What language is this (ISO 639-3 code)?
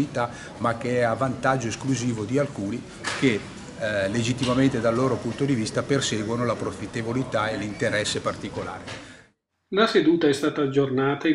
ita